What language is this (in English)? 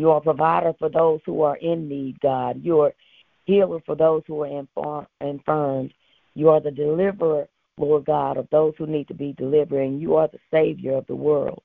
English